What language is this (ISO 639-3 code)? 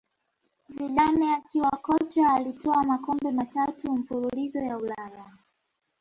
swa